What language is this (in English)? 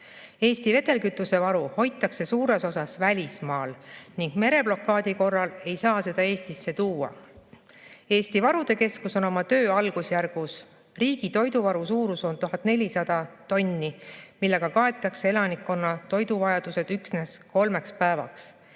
Estonian